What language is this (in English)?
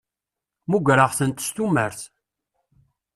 Kabyle